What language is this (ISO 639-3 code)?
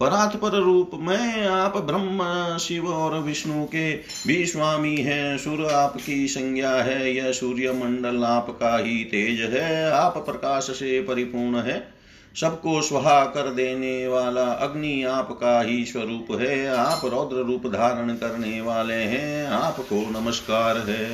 hin